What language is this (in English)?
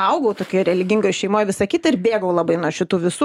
Lithuanian